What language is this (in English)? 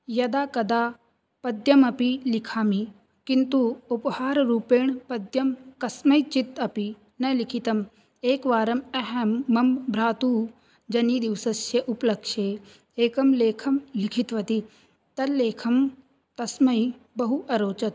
Sanskrit